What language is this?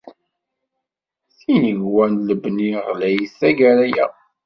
Kabyle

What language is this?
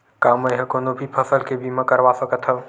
Chhattisgarhi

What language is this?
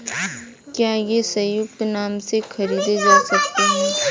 Hindi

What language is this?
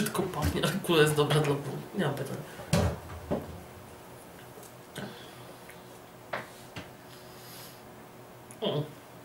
Polish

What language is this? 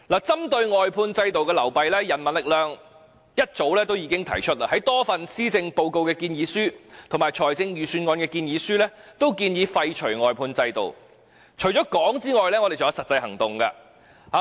Cantonese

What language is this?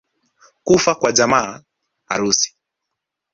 Swahili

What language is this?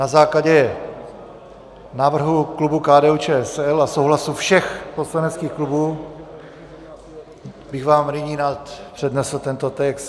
Czech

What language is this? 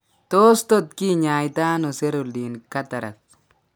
Kalenjin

